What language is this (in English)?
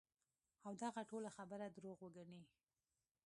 Pashto